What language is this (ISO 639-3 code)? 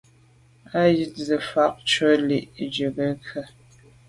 byv